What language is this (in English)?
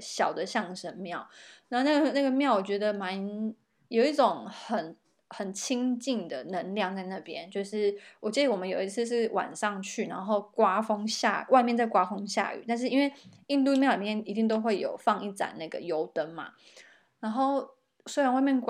Chinese